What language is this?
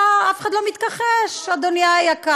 Hebrew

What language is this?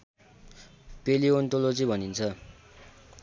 Nepali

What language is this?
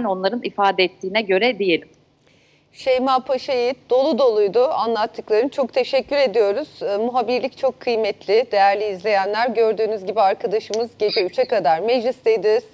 Turkish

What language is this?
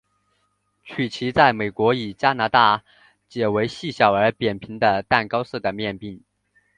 Chinese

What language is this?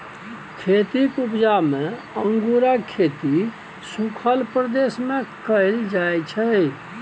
Maithili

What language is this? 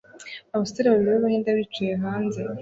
Kinyarwanda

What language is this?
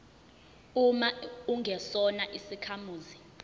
Zulu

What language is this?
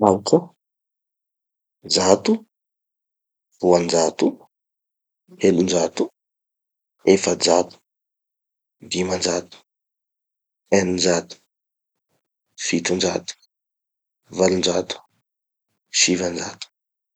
Tanosy Malagasy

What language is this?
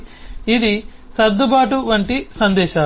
Telugu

